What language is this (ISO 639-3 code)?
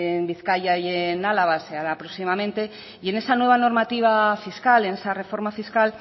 spa